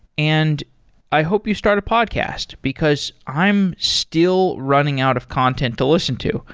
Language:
English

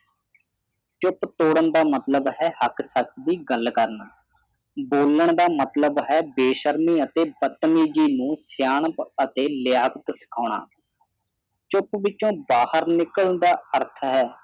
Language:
Punjabi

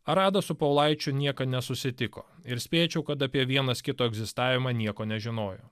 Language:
Lithuanian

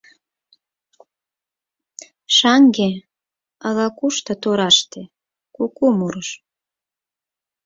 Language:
Mari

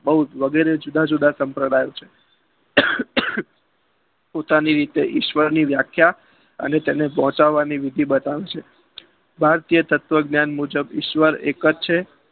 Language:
Gujarati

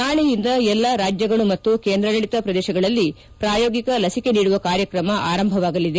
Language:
Kannada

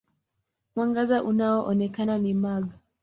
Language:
Swahili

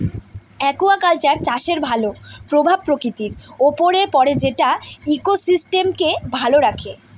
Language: Bangla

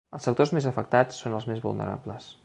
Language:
Catalan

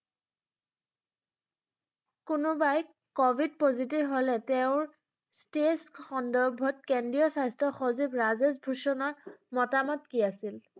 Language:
Assamese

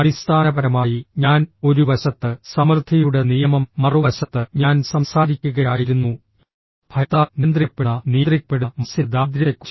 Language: Malayalam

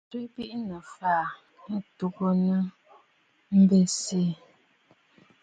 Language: Bafut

